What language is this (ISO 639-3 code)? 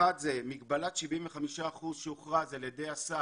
heb